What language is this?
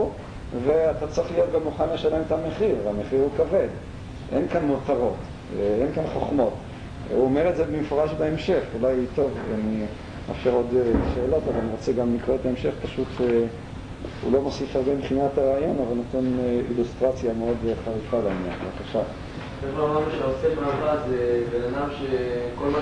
Hebrew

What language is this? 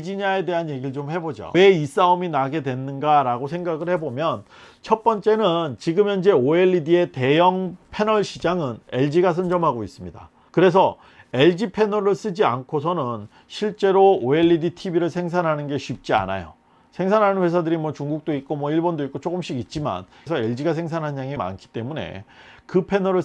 Korean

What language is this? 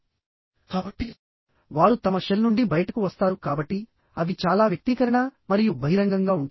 Telugu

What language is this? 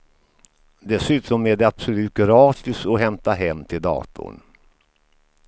Swedish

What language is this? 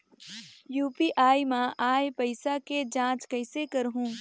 Chhattisgarhi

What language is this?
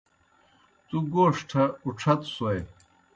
Kohistani Shina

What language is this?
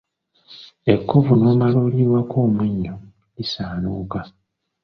Ganda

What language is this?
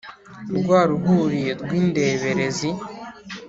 Kinyarwanda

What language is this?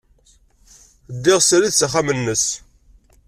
Kabyle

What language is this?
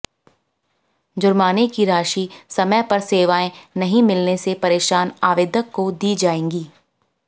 Hindi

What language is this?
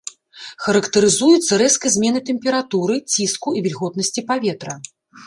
Belarusian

